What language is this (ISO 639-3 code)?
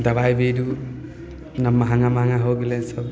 mai